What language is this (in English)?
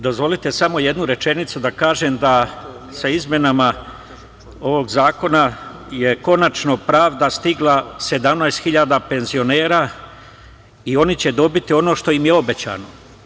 Serbian